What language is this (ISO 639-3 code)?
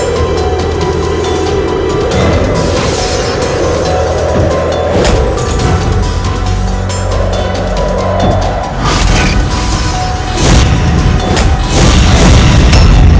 ind